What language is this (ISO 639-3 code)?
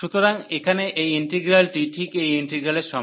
ben